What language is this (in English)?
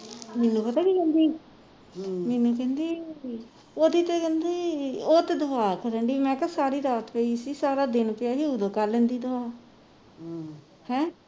Punjabi